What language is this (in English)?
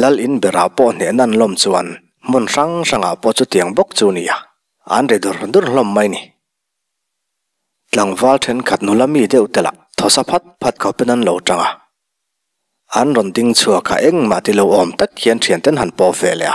Thai